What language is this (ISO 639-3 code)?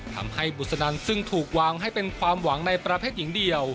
tha